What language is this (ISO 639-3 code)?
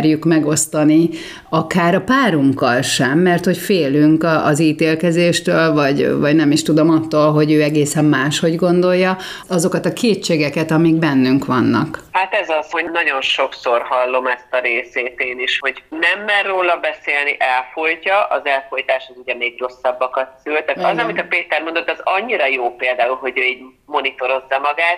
hun